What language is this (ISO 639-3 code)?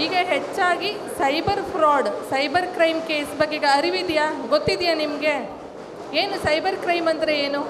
kan